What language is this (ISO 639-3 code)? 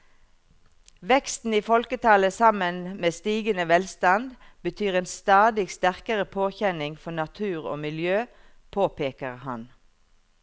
nor